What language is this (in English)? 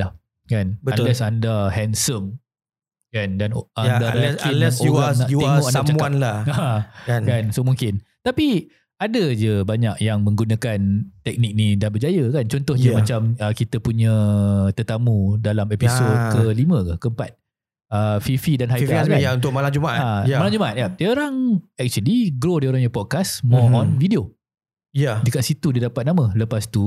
Malay